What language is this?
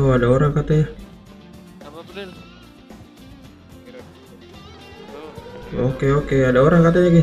Indonesian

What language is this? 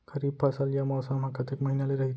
Chhattisgarhi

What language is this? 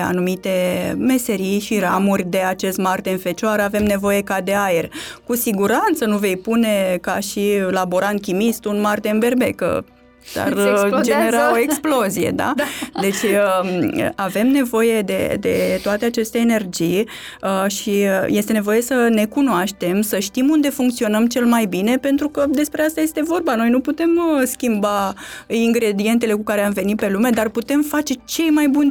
Romanian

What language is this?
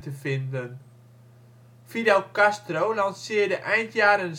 Dutch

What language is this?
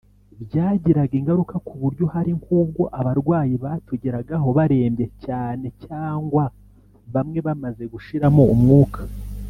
Kinyarwanda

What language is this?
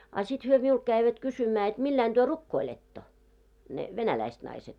Finnish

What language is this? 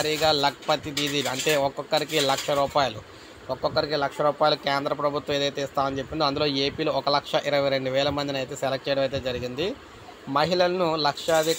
Telugu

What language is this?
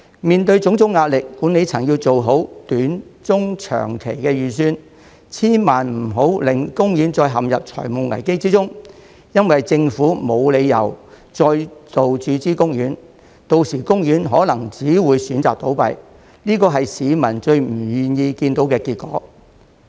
Cantonese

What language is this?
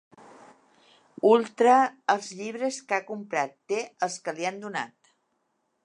Catalan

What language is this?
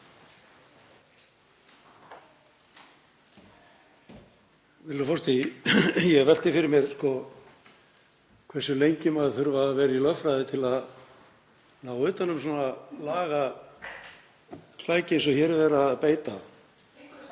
Icelandic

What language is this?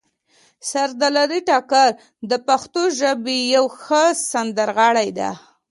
Pashto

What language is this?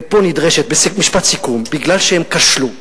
Hebrew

